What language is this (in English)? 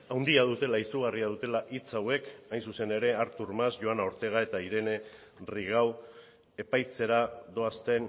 Basque